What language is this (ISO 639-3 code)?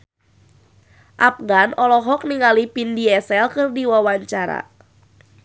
sun